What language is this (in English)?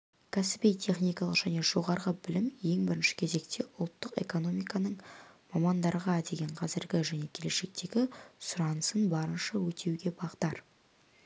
Kazakh